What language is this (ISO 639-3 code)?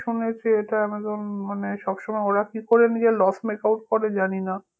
ben